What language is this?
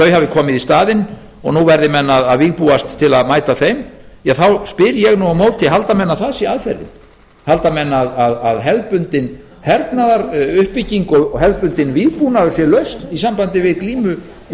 Icelandic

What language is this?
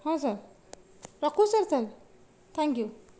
Odia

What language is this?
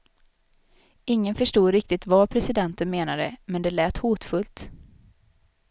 Swedish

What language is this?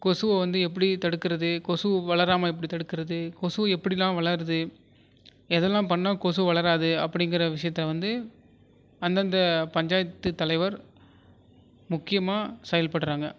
Tamil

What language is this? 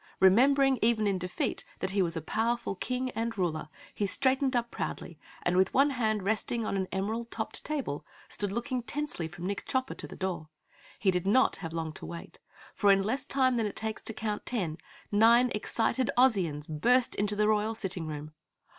English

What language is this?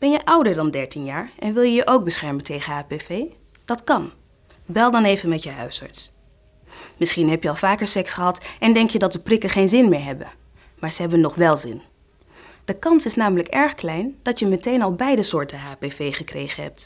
Dutch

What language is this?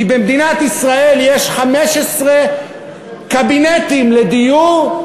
Hebrew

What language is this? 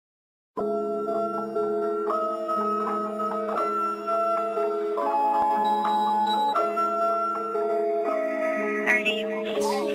Russian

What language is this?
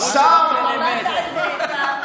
Hebrew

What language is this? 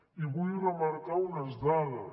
Catalan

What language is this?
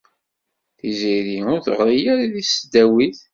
Kabyle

